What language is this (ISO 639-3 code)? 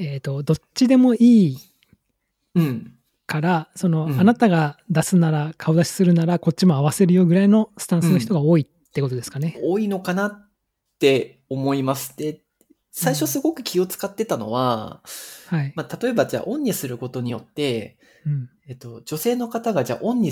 jpn